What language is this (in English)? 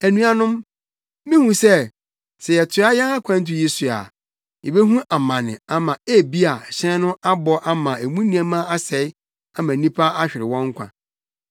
Akan